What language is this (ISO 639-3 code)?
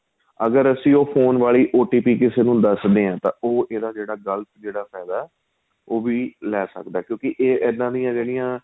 pan